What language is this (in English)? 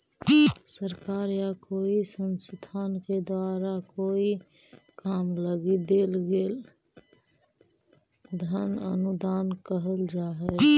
Magahi